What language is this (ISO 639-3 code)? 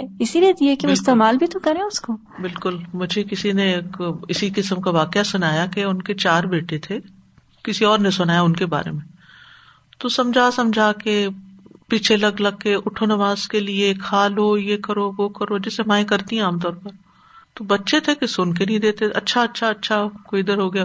urd